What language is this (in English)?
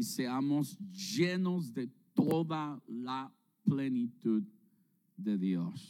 Spanish